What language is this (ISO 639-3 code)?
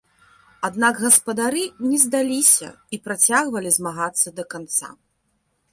bel